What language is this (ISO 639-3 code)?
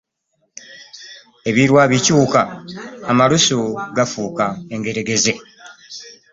lug